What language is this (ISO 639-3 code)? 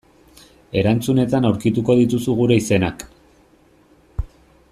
eus